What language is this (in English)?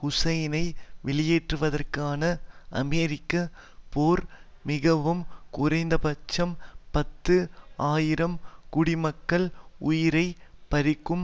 Tamil